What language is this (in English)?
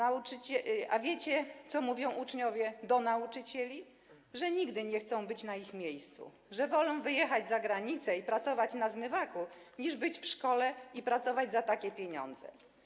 Polish